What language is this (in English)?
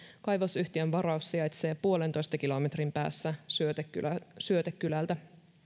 Finnish